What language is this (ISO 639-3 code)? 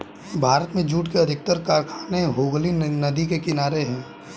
hin